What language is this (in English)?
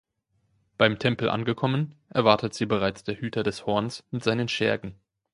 German